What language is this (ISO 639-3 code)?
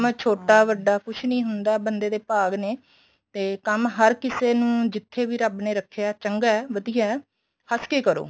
pan